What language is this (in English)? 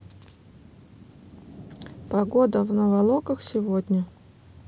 Russian